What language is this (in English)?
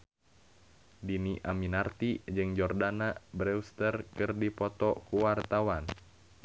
Sundanese